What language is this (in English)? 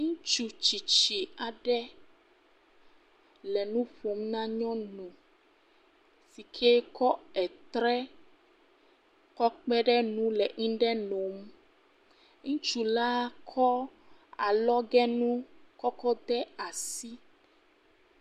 Ewe